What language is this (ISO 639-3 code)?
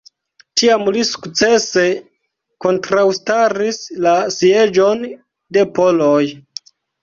epo